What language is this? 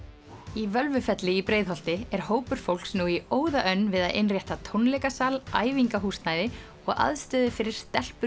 Icelandic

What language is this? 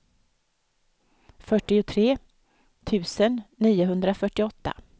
Swedish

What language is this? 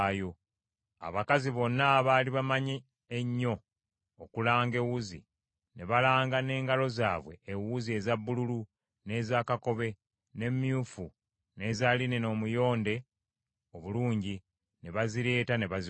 Ganda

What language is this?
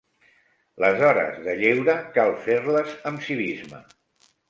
Catalan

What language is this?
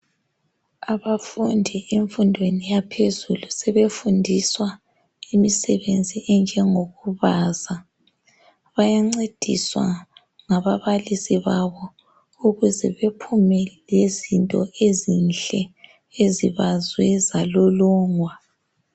North Ndebele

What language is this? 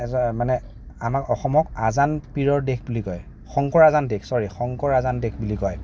Assamese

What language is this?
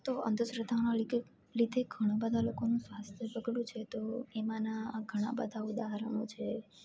Gujarati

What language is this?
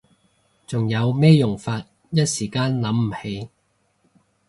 Cantonese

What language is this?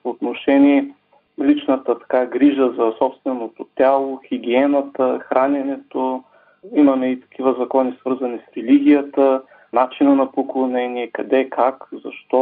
Bulgarian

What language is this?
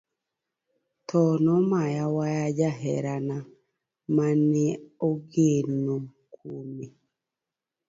Luo (Kenya and Tanzania)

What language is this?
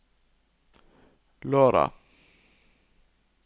Norwegian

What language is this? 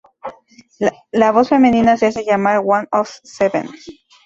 Spanish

